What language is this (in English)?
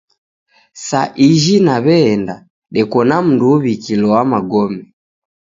Taita